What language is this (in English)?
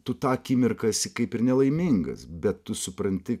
Lithuanian